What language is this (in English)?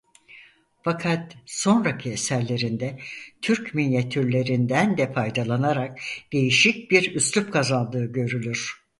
Turkish